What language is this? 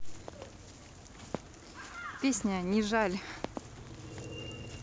Russian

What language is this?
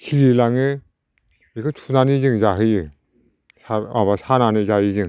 Bodo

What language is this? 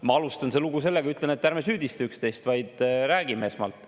Estonian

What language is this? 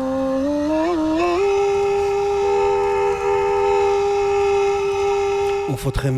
Hebrew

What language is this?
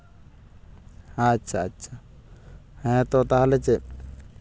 Santali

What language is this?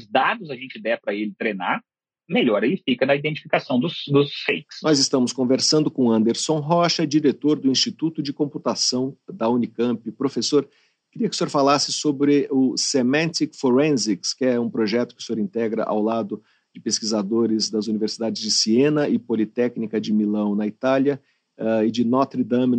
Portuguese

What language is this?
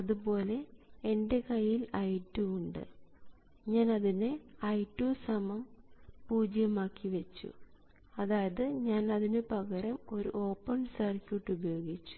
Malayalam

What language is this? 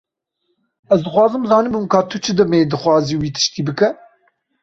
Kurdish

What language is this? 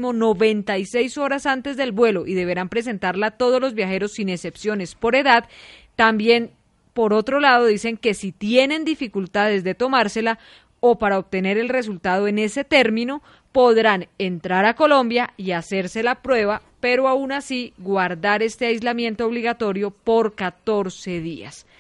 Spanish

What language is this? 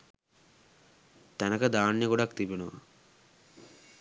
Sinhala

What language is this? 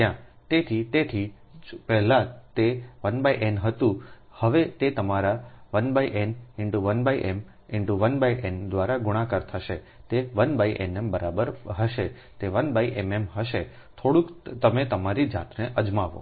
Gujarati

